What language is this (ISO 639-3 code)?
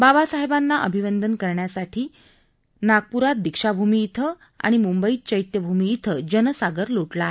mar